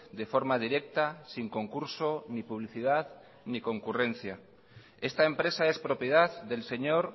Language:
Spanish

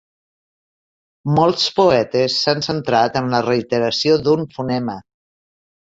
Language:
Catalan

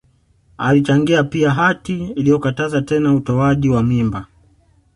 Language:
Swahili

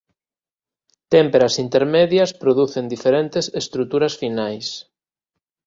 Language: Galician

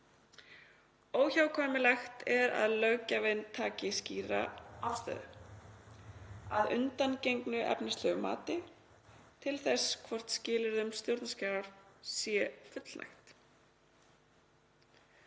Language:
Icelandic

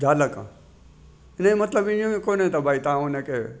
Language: Sindhi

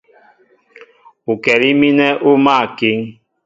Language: Mbo (Cameroon)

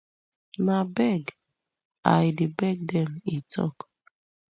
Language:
Nigerian Pidgin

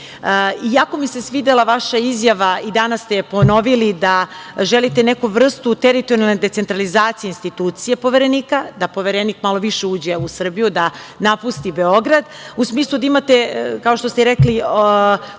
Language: Serbian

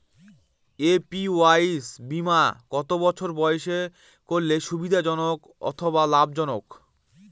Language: Bangla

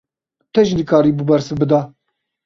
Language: Kurdish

